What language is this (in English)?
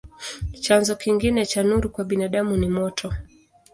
Swahili